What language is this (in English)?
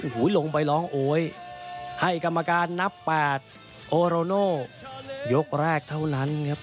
Thai